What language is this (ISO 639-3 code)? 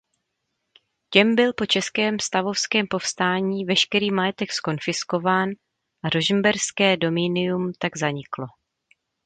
ces